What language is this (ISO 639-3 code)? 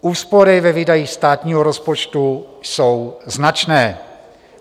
ces